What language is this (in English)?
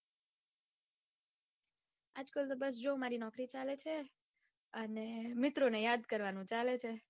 Gujarati